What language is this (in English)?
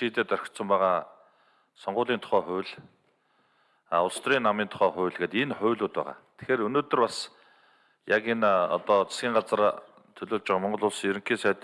Turkish